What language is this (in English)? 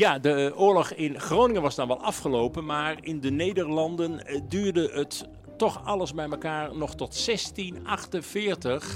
Dutch